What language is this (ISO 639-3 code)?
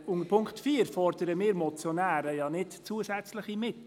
gsw